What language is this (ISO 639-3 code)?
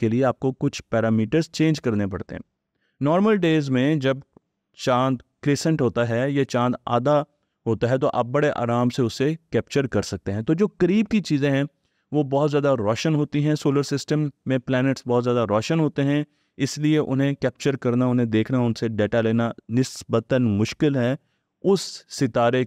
hin